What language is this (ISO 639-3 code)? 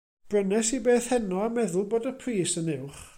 cym